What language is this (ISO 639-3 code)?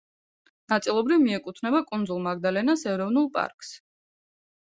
kat